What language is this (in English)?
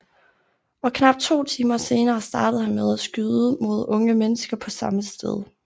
Danish